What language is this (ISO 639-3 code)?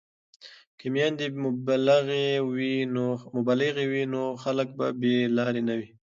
pus